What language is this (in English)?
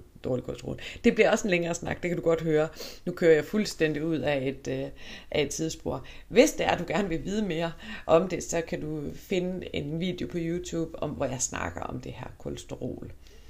Danish